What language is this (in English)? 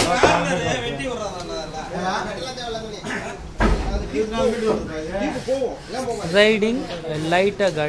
Arabic